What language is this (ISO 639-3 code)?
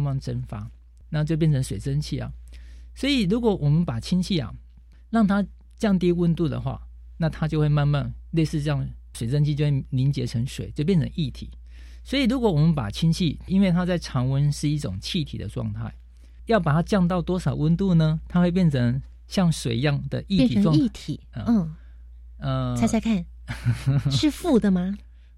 zho